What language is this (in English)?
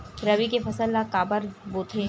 Chhattisgarhi